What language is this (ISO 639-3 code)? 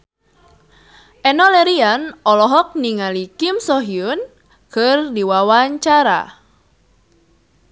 sun